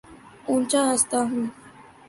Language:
Urdu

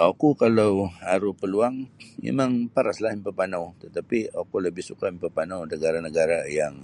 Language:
Sabah Bisaya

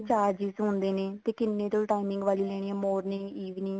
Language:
Punjabi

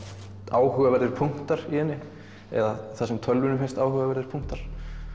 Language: Icelandic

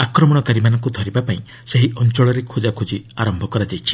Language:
Odia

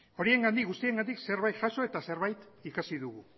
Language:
Basque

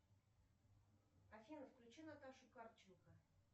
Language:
Russian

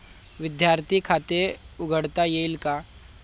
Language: Marathi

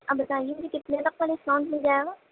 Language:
Urdu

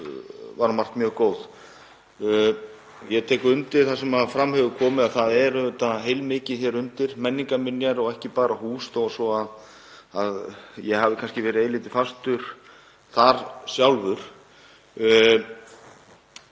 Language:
Icelandic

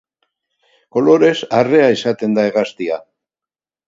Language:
Basque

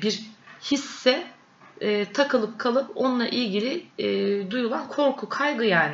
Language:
Turkish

